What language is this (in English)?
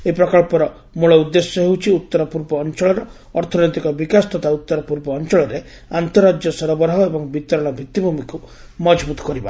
Odia